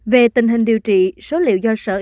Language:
Vietnamese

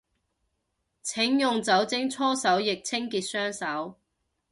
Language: Cantonese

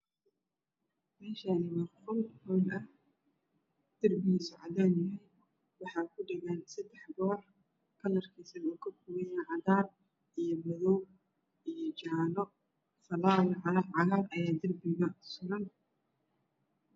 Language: Somali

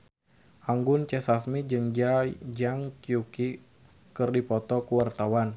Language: Sundanese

